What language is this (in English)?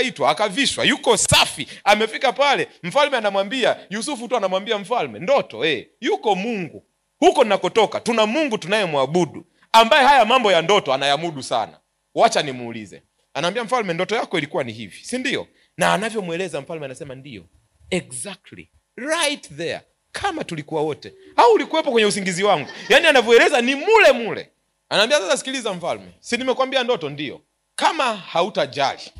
Swahili